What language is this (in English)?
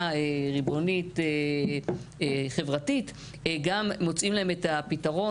Hebrew